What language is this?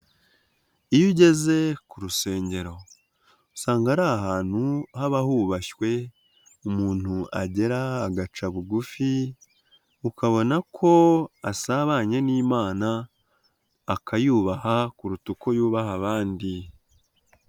Kinyarwanda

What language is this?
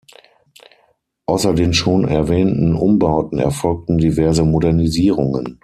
German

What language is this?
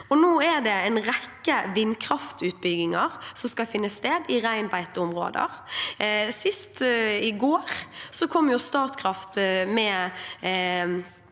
Norwegian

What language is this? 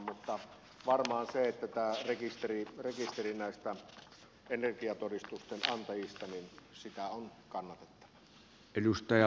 Finnish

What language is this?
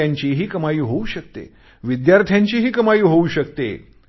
Marathi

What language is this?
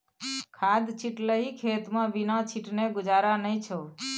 Maithili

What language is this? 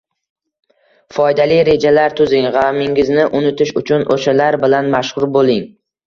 Uzbek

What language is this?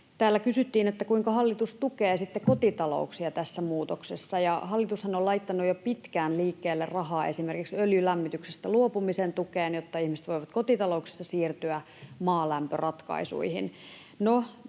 Finnish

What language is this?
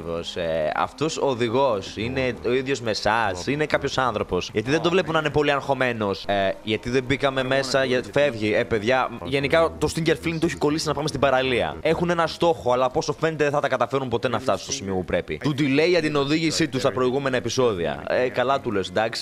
Greek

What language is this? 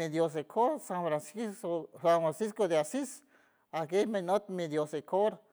San Francisco Del Mar Huave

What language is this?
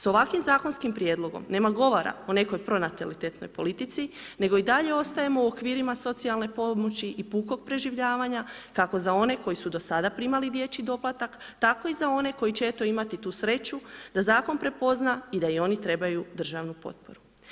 Croatian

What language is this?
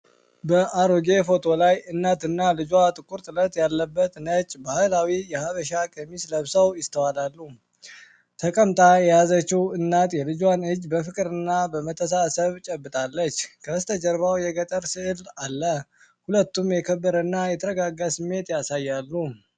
Amharic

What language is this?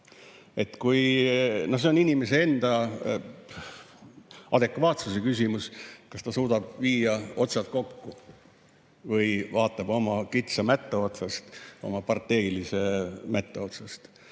Estonian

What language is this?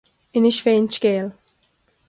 Irish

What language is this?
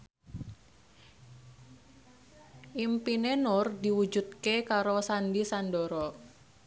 Javanese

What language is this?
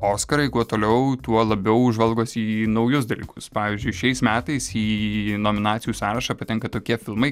Lithuanian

